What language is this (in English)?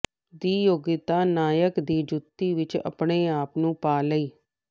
Punjabi